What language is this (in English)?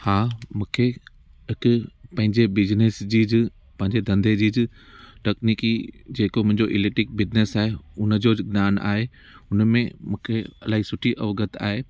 Sindhi